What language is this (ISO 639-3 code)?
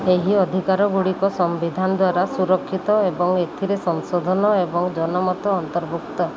ori